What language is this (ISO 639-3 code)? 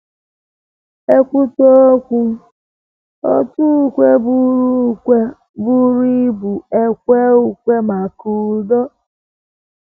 ibo